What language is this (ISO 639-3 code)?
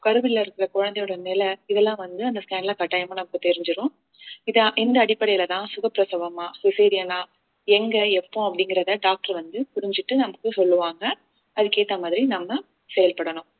tam